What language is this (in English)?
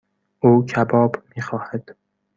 Persian